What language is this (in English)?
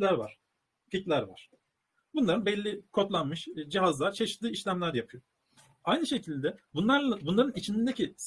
Turkish